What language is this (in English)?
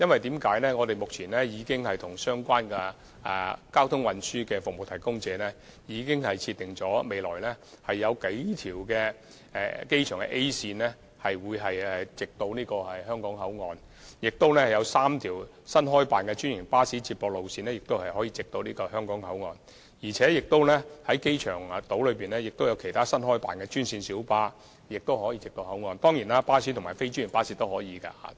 Cantonese